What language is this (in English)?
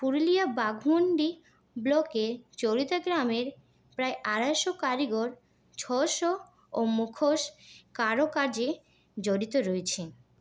Bangla